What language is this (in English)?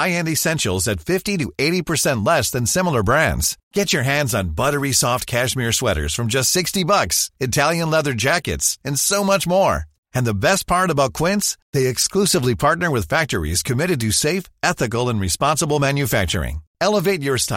Portuguese